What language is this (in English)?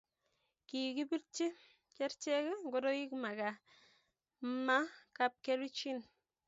Kalenjin